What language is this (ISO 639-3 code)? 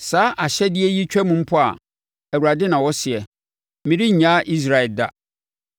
aka